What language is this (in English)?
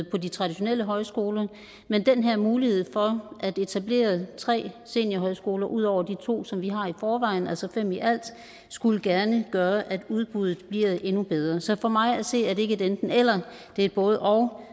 Danish